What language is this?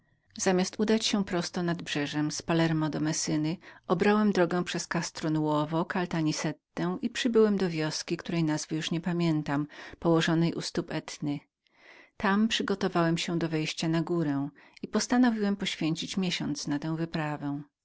Polish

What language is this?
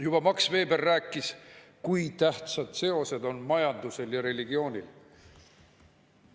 Estonian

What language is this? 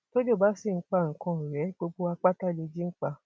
Yoruba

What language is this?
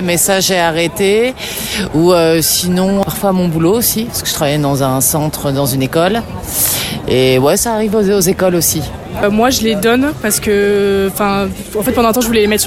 French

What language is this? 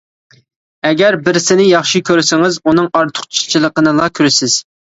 Uyghur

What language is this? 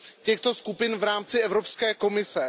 Czech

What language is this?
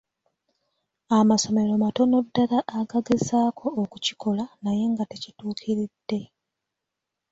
Ganda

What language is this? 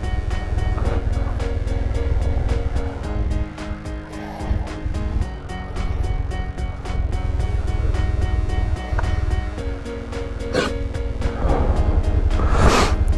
French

